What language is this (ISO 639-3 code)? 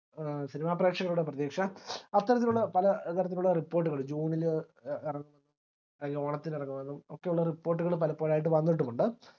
mal